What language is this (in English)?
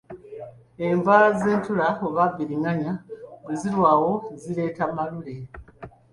Ganda